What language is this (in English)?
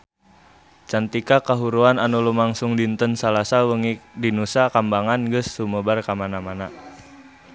Sundanese